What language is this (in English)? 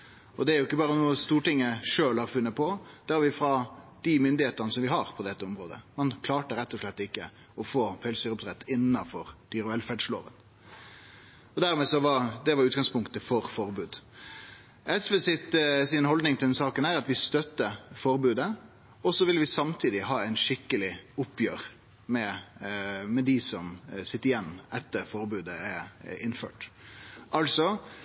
Norwegian Nynorsk